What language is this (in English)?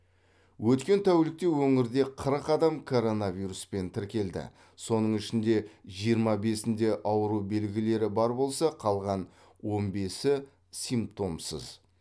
Kazakh